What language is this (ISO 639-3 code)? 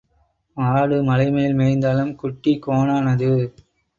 tam